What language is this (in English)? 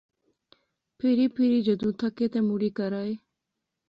Pahari-Potwari